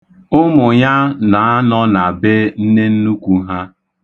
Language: Igbo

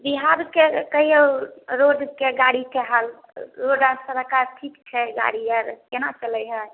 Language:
Maithili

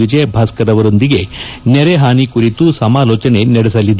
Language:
Kannada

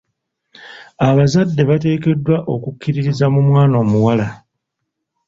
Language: Ganda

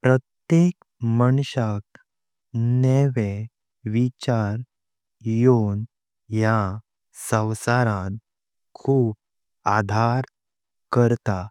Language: Konkani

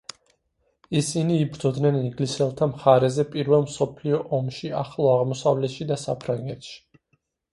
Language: Georgian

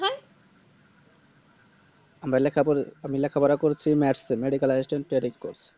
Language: Bangla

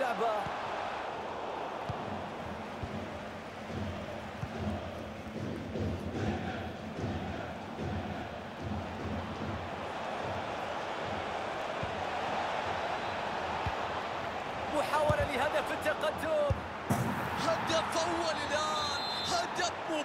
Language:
Arabic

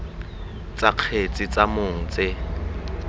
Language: Tswana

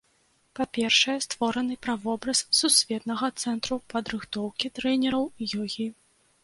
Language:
Belarusian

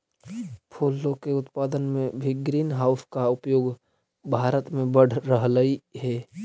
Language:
Magahi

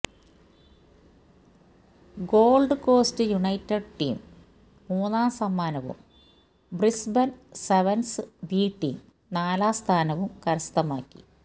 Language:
Malayalam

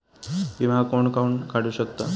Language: Marathi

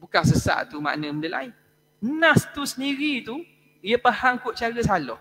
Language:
Malay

